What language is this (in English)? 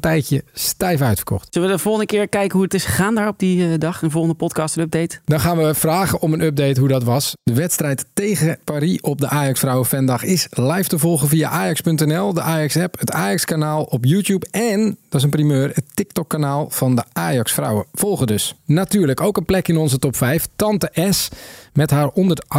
Dutch